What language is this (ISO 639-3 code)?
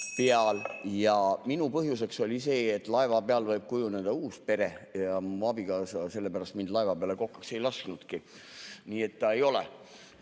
est